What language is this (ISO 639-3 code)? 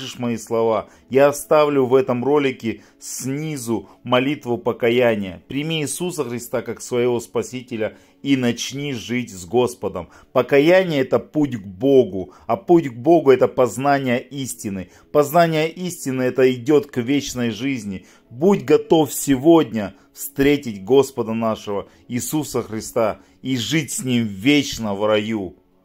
rus